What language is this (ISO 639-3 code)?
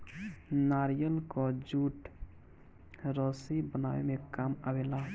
bho